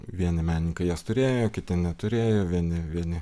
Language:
Lithuanian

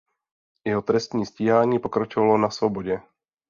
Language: Czech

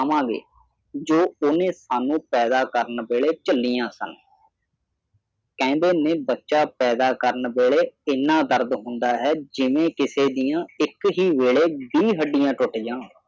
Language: Punjabi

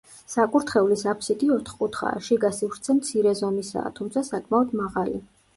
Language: Georgian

